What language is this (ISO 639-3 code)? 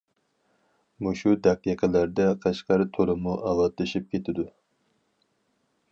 uig